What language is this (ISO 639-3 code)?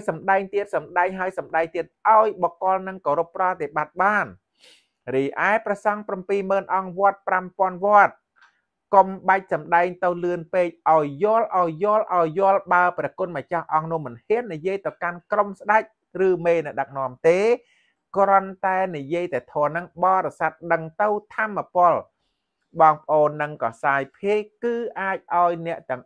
tha